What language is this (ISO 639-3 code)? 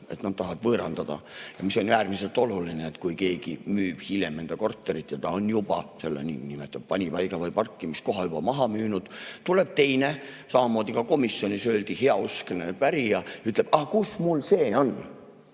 est